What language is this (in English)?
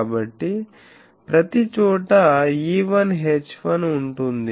Telugu